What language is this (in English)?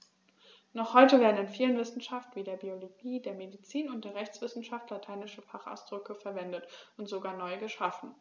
German